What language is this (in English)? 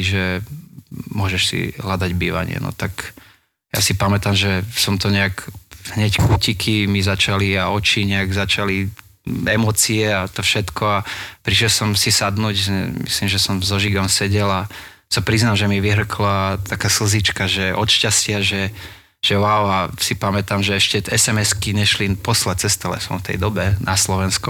Slovak